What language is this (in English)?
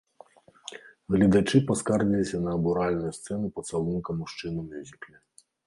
Belarusian